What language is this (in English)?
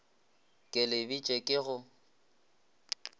Northern Sotho